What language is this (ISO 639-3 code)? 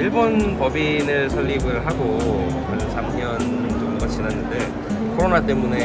kor